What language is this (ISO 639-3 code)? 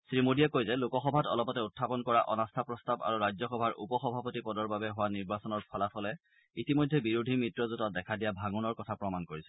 asm